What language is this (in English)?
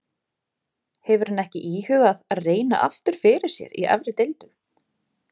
Icelandic